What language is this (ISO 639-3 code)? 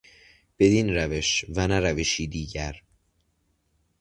fas